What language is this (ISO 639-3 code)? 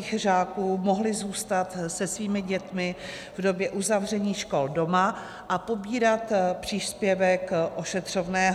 ces